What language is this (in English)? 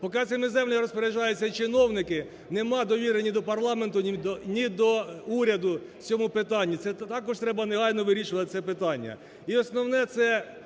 Ukrainian